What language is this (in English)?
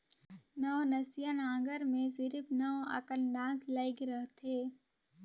Chhattisgarhi